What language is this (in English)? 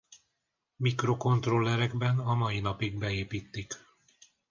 Hungarian